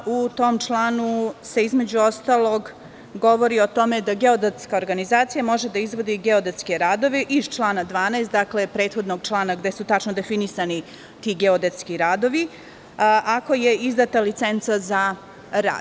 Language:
Serbian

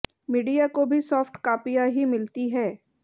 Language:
Hindi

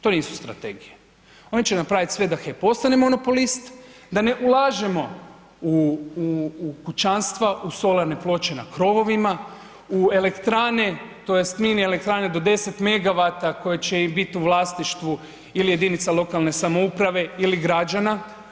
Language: Croatian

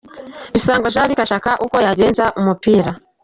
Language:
Kinyarwanda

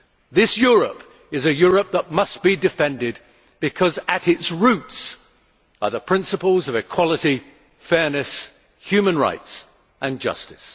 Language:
English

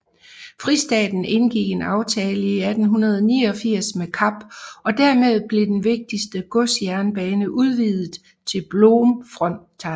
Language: Danish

